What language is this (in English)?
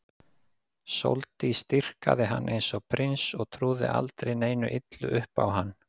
Icelandic